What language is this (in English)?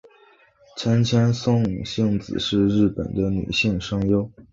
Chinese